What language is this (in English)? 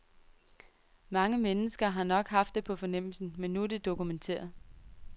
Danish